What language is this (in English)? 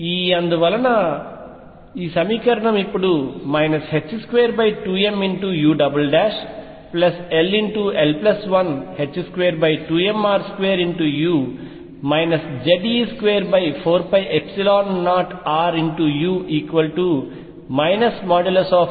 Telugu